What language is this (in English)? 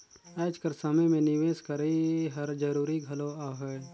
Chhattisgarhi